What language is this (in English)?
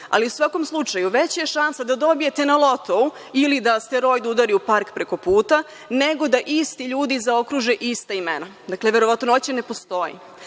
Serbian